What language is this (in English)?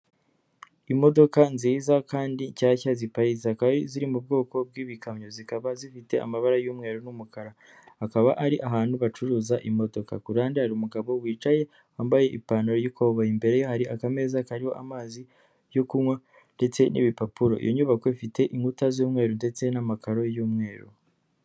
Kinyarwanda